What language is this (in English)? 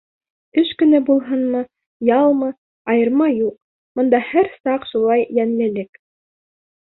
Bashkir